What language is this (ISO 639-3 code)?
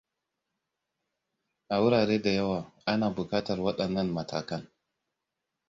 hau